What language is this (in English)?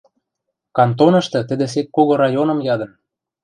Western Mari